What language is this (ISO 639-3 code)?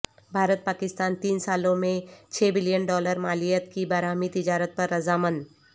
urd